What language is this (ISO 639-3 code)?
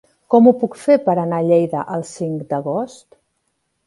cat